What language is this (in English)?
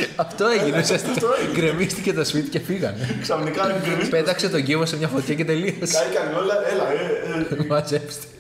Greek